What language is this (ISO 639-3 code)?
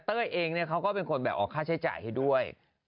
tha